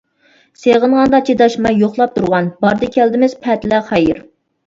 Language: Uyghur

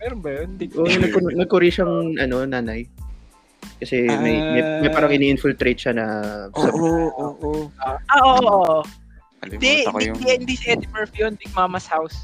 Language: Filipino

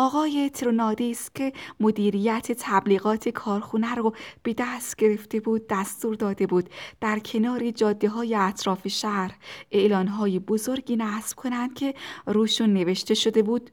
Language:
Persian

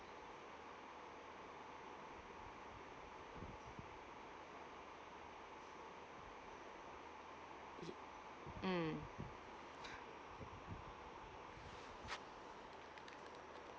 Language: English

